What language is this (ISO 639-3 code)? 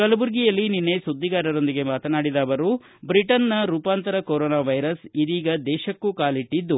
kan